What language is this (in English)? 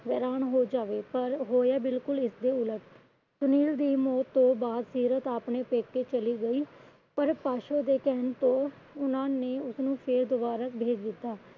Punjabi